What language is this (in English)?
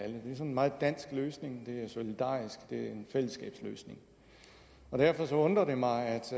Danish